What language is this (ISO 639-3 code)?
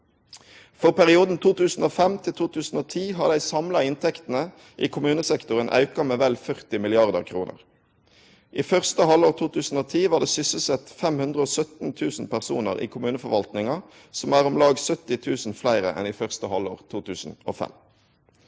nor